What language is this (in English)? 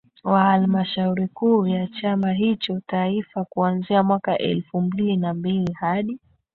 Swahili